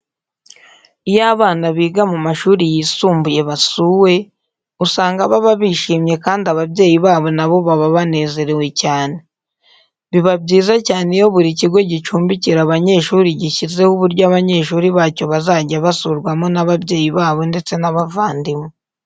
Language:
Kinyarwanda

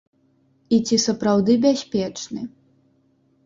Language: Belarusian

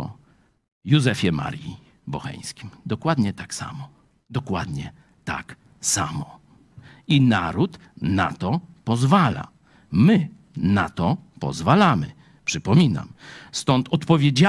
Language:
Polish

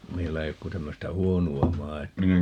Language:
Finnish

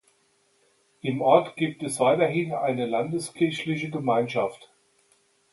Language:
German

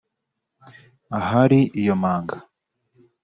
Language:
Kinyarwanda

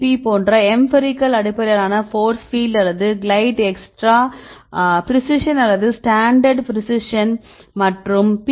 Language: Tamil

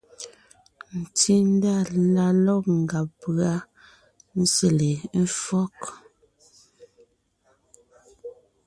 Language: Ngiemboon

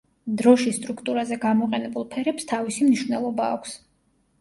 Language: Georgian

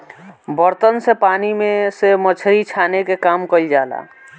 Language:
Bhojpuri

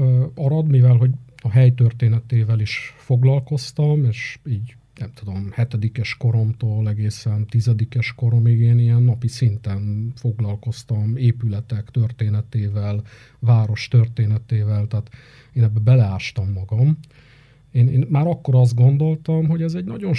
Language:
Hungarian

